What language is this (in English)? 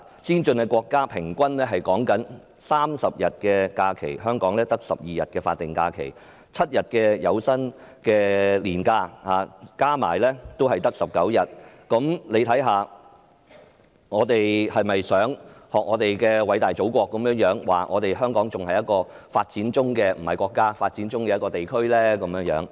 Cantonese